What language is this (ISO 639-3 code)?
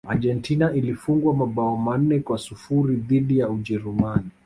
swa